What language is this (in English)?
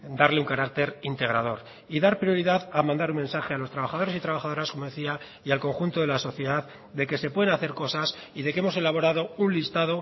Spanish